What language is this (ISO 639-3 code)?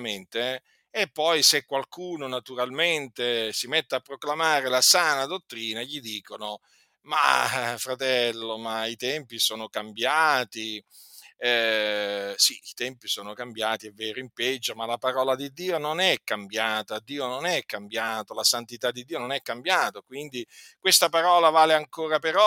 ita